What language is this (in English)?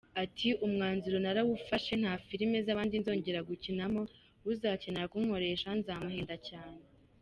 Kinyarwanda